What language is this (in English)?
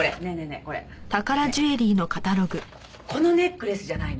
Japanese